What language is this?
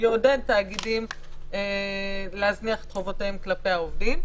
Hebrew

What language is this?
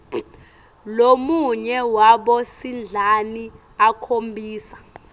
Swati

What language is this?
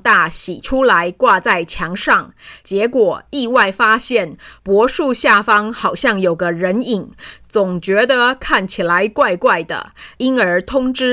Chinese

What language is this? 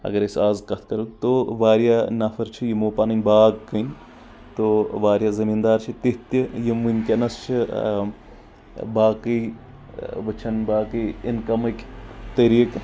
Kashmiri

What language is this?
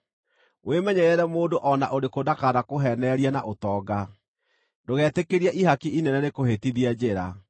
Kikuyu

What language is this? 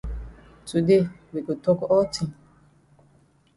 Cameroon Pidgin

